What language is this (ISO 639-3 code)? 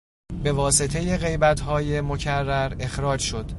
fas